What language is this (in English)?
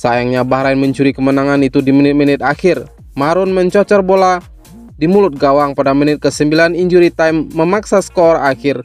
Indonesian